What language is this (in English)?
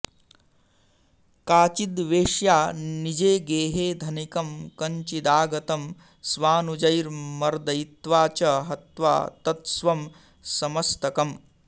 Sanskrit